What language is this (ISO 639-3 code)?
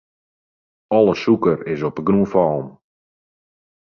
fry